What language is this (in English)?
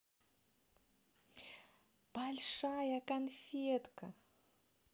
Russian